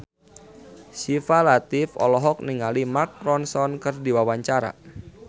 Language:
Sundanese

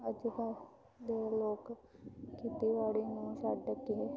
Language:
Punjabi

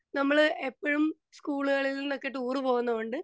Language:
Malayalam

